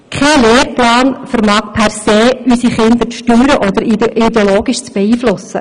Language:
Swiss German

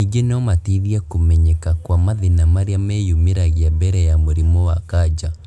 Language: Kikuyu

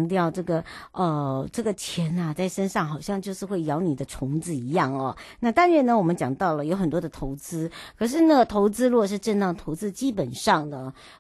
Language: Chinese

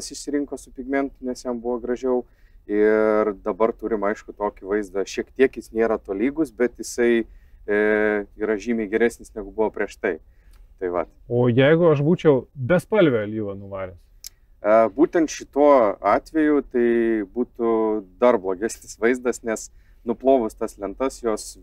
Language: Lithuanian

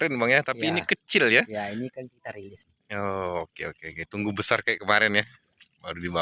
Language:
Indonesian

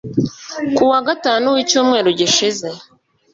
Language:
Kinyarwanda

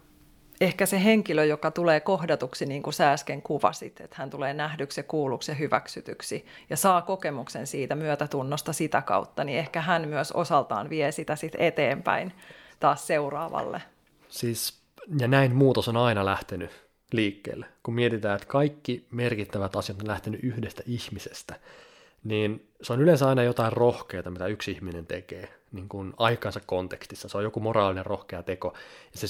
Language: Finnish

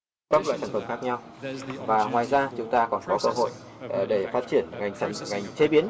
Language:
Vietnamese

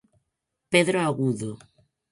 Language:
Galician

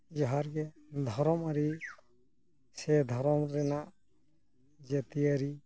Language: Santali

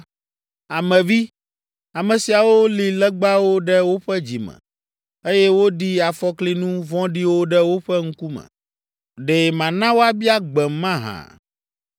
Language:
Ewe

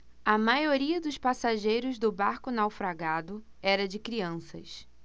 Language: Portuguese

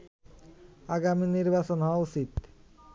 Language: Bangla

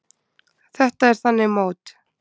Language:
Icelandic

